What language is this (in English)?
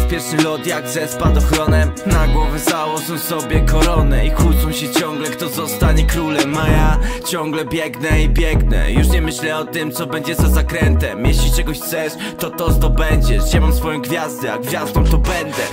Polish